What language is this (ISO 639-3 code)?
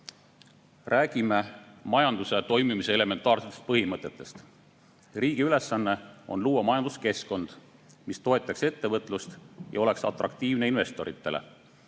est